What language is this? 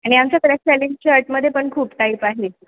Marathi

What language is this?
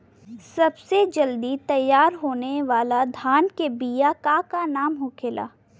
Bhojpuri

